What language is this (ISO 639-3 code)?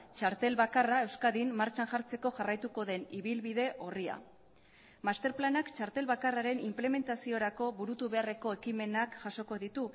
eus